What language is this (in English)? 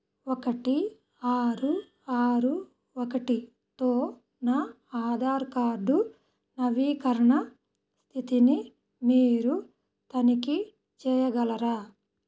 Telugu